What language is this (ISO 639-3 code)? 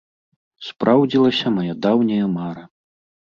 bel